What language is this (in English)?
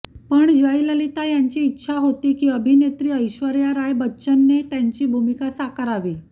Marathi